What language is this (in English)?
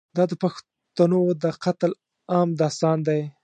Pashto